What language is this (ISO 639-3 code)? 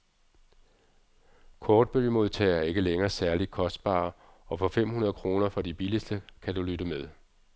dan